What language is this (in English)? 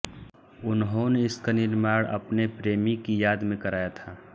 Hindi